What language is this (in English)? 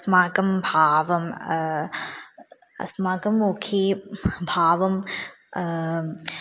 Sanskrit